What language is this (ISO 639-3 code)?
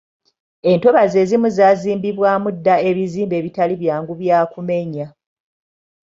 lug